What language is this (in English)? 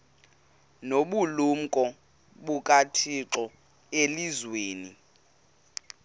Xhosa